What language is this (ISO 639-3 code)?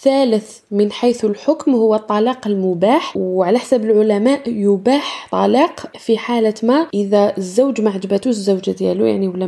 ara